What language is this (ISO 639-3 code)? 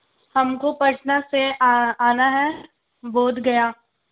urd